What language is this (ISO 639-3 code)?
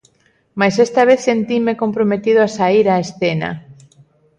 glg